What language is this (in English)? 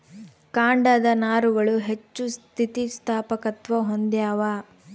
Kannada